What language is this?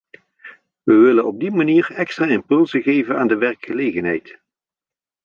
Dutch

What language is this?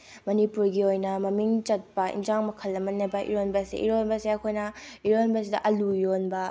Manipuri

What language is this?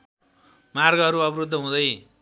Nepali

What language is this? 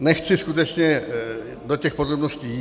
Czech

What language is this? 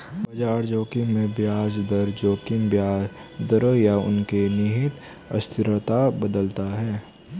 Hindi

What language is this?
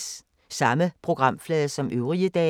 Danish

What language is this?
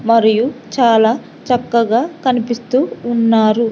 Telugu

